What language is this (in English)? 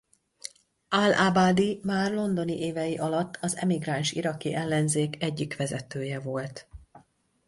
Hungarian